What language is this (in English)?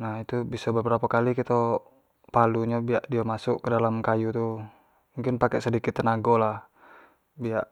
Jambi Malay